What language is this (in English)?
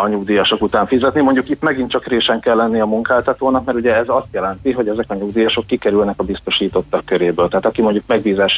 Hungarian